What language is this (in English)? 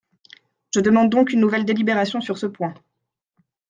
French